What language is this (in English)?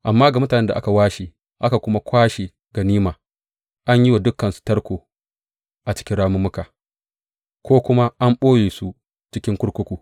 Hausa